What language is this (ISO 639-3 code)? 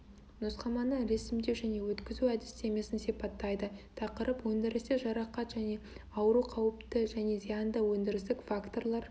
kaz